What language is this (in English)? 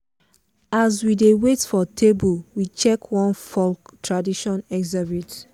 Nigerian Pidgin